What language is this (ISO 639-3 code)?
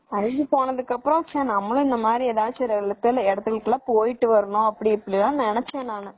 tam